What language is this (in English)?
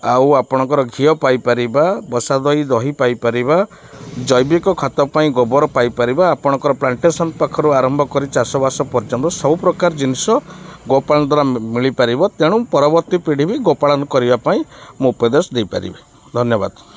Odia